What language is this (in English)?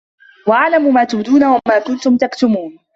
Arabic